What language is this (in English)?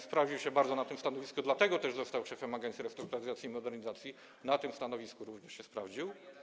Polish